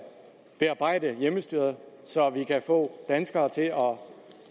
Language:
Danish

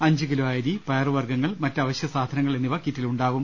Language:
Malayalam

